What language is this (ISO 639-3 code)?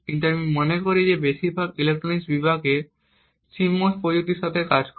ben